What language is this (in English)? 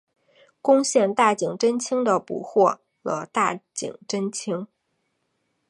Chinese